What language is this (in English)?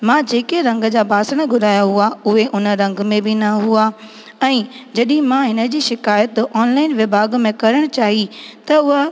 Sindhi